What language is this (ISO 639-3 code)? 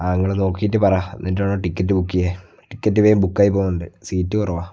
mal